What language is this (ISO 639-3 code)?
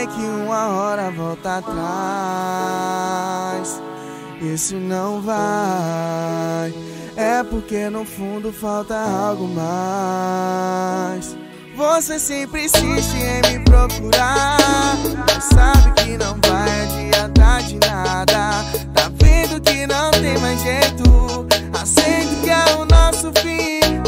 por